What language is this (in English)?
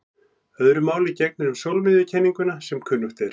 Icelandic